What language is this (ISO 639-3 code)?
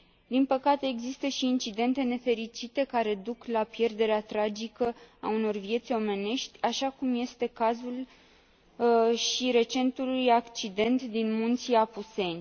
ron